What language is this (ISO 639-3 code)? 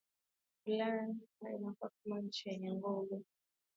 swa